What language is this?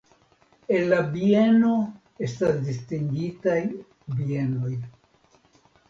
Esperanto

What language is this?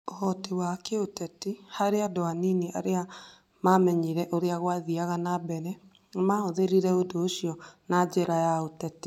Kikuyu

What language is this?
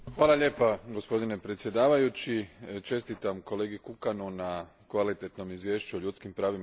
Croatian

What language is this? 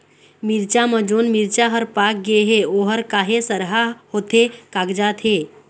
Chhattisgarhi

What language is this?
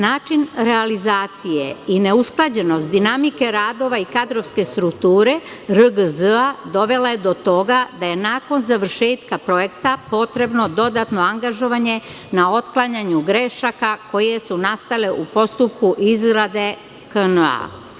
Serbian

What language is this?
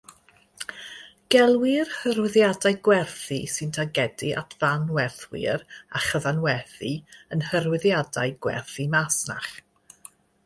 Welsh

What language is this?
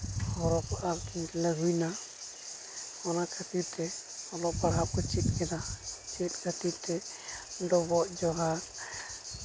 Santali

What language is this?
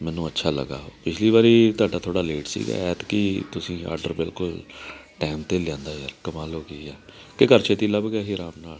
Punjabi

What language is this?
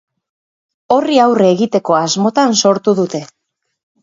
Basque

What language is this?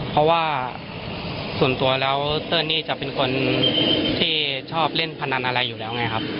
Thai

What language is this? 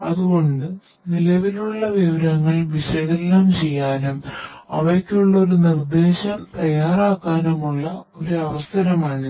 Malayalam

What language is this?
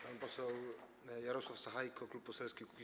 Polish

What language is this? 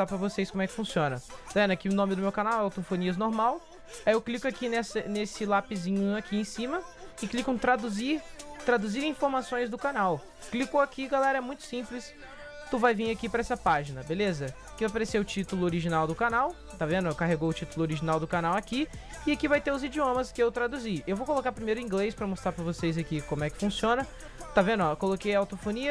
Portuguese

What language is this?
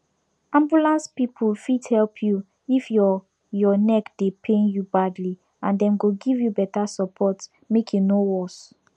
Nigerian Pidgin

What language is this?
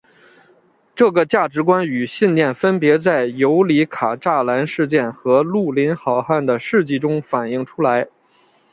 Chinese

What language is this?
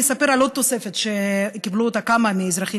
Hebrew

